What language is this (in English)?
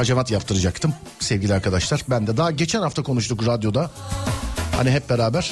Turkish